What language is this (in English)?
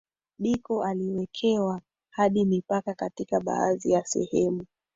Swahili